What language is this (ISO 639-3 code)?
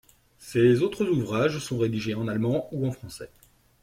fra